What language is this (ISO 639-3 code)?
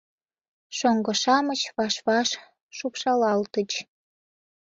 chm